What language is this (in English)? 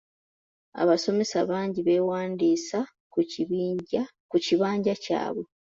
Ganda